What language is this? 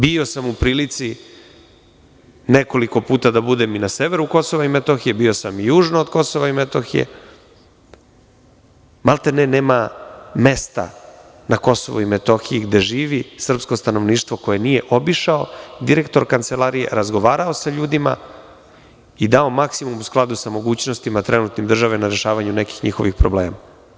Serbian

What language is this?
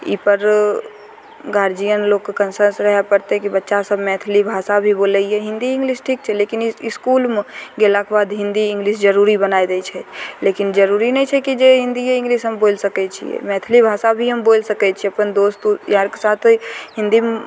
Maithili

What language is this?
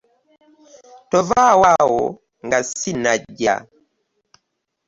Ganda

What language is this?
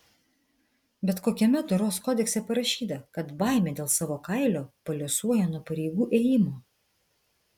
Lithuanian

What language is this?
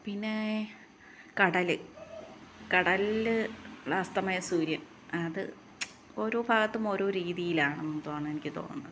Malayalam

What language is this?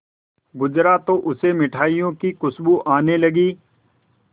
Hindi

